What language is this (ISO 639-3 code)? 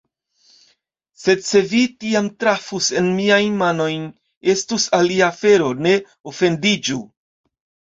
epo